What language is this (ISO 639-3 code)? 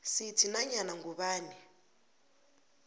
nbl